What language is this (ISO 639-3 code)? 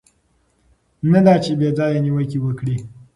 pus